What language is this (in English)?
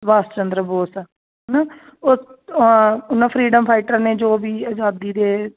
Punjabi